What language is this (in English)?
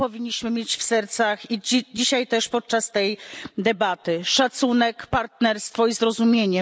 Polish